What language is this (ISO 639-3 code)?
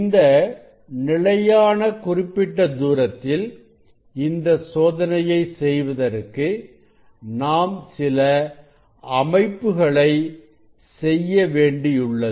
tam